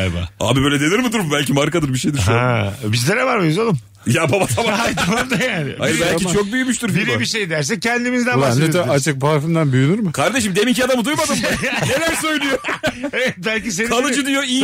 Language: Turkish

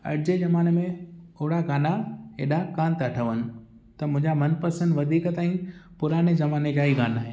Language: Sindhi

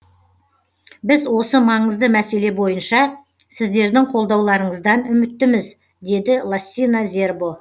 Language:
Kazakh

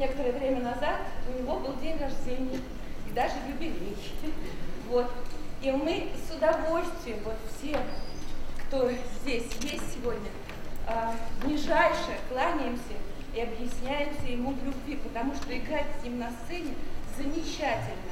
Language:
Russian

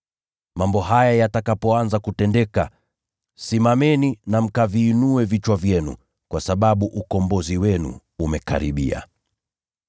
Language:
Swahili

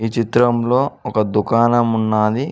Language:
Telugu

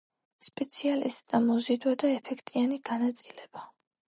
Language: Georgian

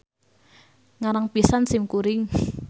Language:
Sundanese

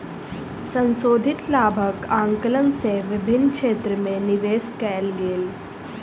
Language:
Maithili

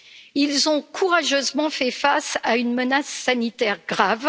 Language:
French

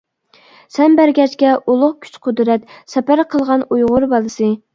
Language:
Uyghur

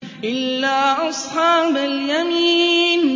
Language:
Arabic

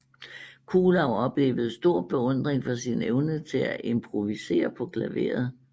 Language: Danish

